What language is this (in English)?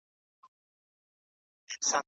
Pashto